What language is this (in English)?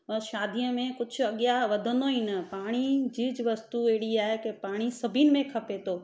Sindhi